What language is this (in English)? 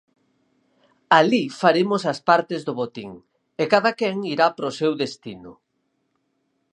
Galician